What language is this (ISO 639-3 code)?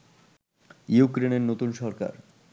ben